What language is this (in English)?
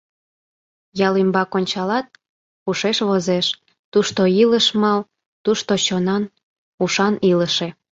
Mari